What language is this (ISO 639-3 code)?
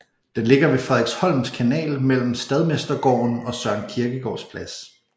dan